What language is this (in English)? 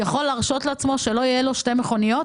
Hebrew